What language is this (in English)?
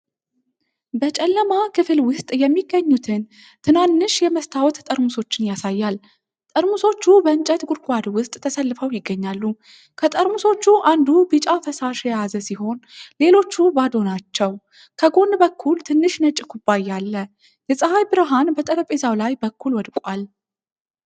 Amharic